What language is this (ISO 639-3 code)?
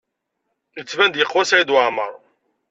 kab